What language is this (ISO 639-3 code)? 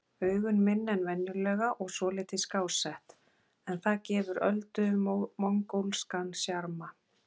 isl